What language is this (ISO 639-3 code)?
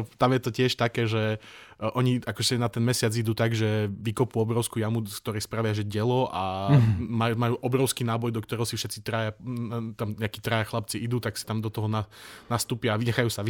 slk